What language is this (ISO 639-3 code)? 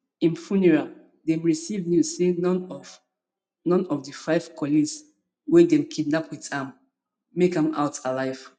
pcm